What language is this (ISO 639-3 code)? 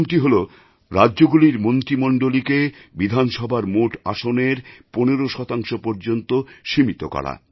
ben